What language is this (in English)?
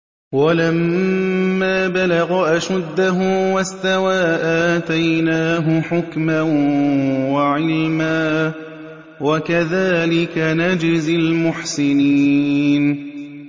Arabic